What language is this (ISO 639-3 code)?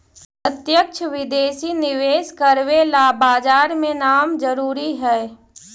mag